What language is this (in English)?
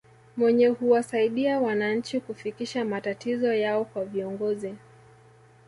Swahili